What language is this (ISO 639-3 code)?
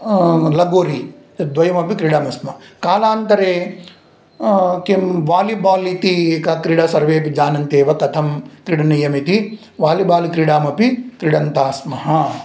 san